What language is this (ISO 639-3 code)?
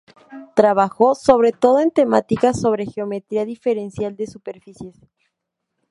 spa